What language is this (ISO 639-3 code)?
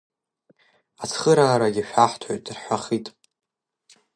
abk